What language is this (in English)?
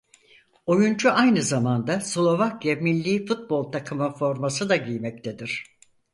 Turkish